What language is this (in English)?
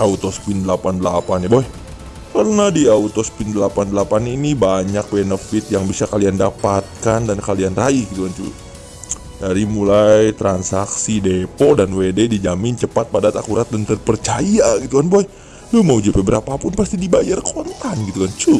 Indonesian